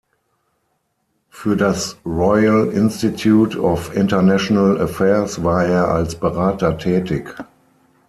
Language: German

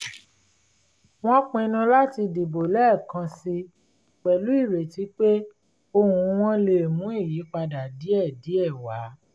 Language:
Yoruba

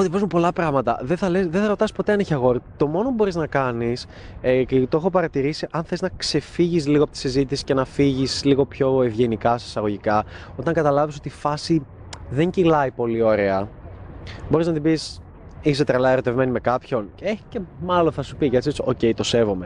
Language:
Greek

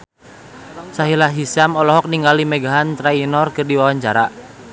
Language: Sundanese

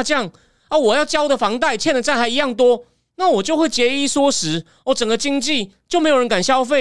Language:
Chinese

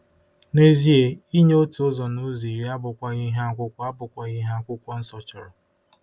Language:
Igbo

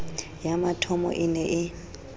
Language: Southern Sotho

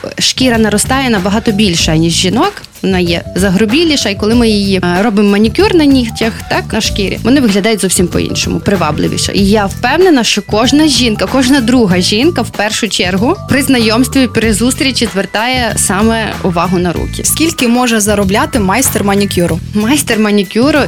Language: Ukrainian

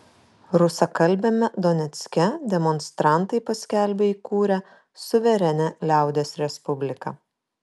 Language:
Lithuanian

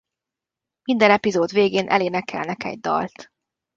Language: Hungarian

